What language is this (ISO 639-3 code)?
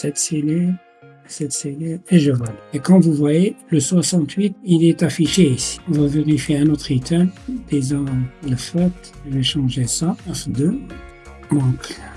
fra